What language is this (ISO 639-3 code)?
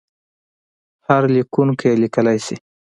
pus